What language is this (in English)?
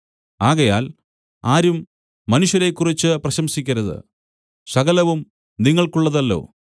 Malayalam